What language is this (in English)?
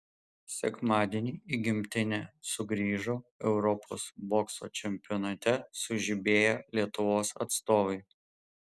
Lithuanian